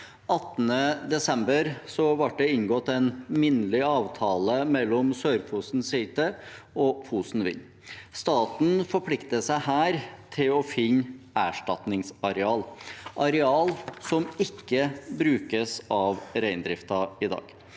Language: Norwegian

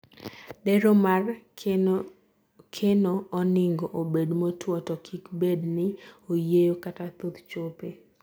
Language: Luo (Kenya and Tanzania)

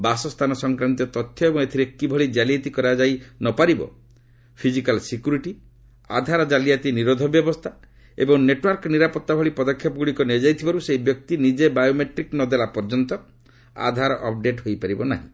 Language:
Odia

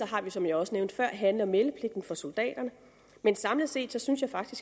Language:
Danish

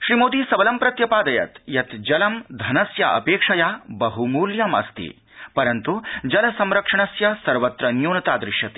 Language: Sanskrit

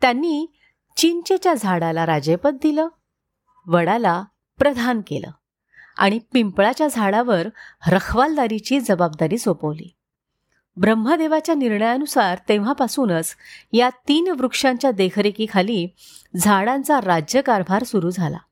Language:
Marathi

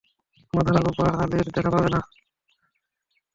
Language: Bangla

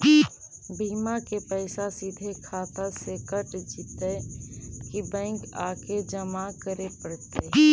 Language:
Magahi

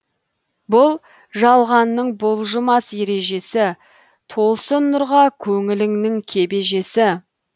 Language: Kazakh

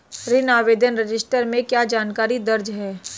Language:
Hindi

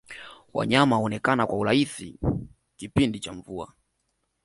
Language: Swahili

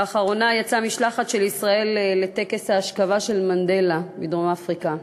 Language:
Hebrew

